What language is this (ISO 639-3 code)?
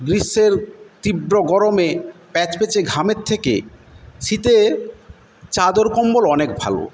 ben